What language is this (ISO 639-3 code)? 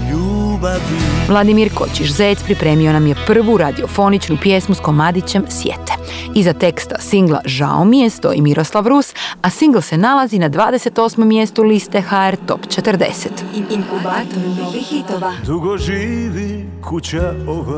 hrv